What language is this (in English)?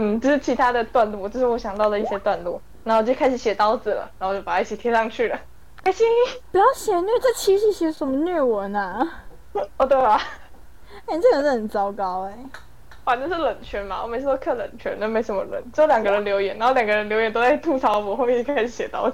Chinese